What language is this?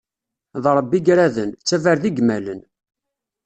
Kabyle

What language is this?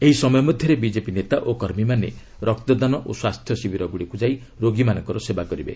Odia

